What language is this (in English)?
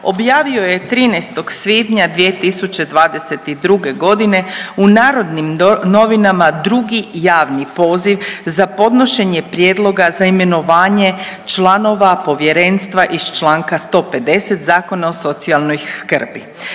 Croatian